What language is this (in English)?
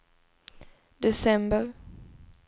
Swedish